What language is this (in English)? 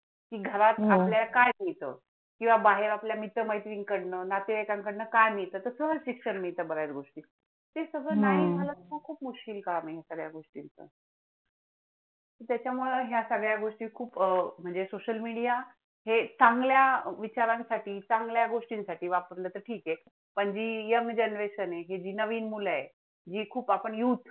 Marathi